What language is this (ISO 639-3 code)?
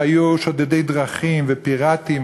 heb